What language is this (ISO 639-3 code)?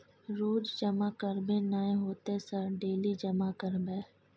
mai